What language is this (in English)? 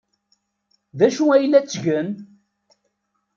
Kabyle